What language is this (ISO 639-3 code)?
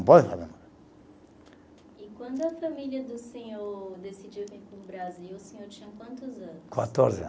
por